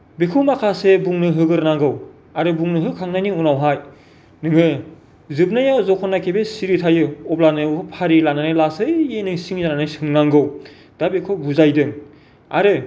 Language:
Bodo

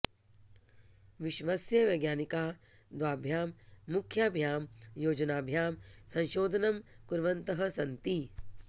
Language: Sanskrit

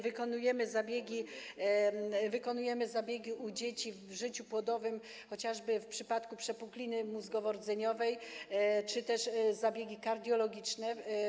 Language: Polish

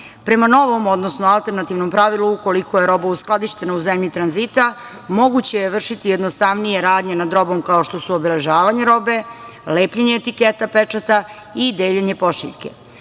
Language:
Serbian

